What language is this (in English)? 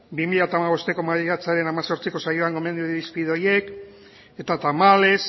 Basque